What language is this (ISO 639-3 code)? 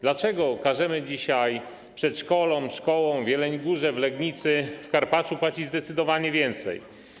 pol